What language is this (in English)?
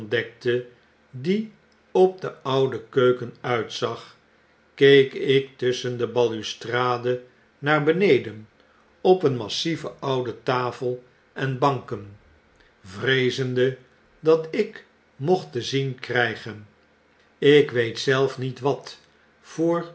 Dutch